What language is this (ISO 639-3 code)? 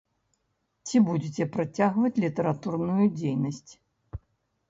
bel